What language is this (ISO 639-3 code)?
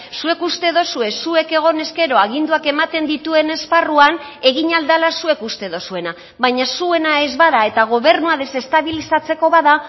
eus